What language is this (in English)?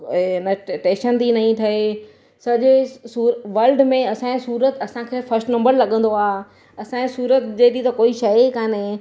Sindhi